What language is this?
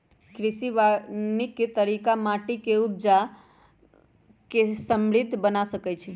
Magahi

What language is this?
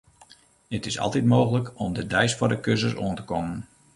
Western Frisian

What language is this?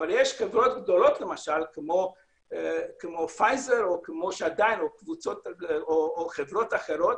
Hebrew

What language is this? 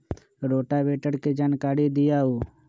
Magahi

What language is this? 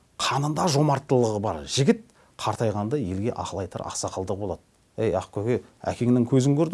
Turkish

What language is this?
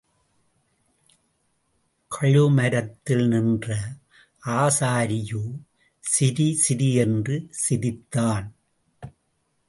Tamil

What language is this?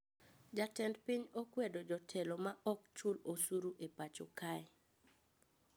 Luo (Kenya and Tanzania)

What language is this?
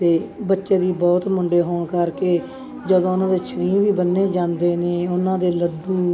Punjabi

